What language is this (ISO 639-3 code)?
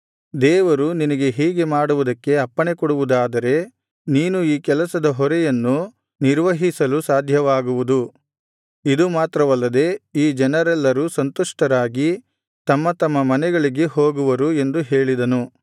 kan